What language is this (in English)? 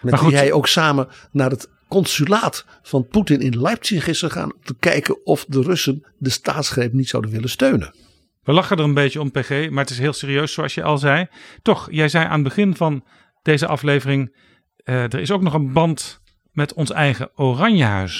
Dutch